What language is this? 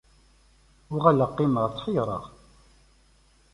Kabyle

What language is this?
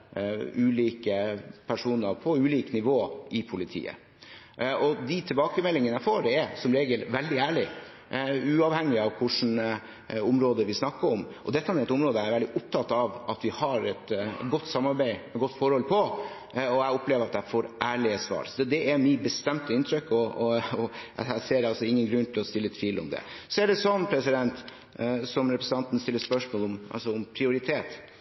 Norwegian Bokmål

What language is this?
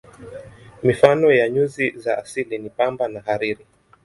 Swahili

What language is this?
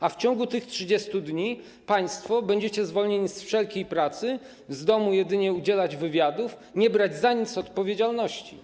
Polish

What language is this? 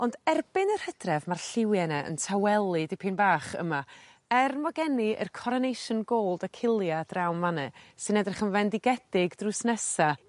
Welsh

